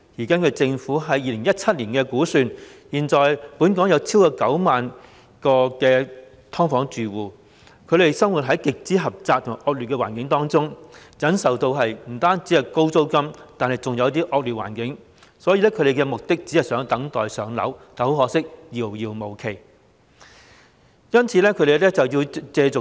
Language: Cantonese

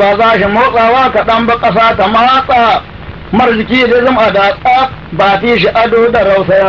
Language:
Arabic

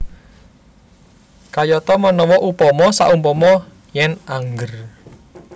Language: Javanese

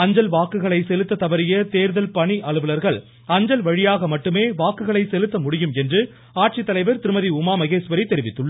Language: Tamil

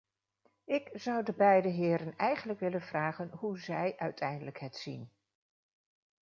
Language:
Dutch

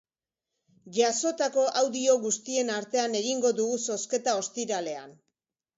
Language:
Basque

